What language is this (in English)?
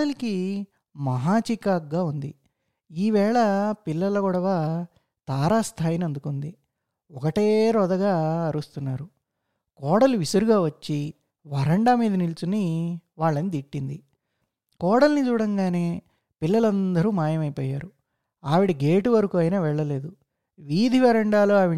Telugu